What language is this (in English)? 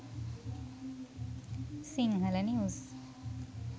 Sinhala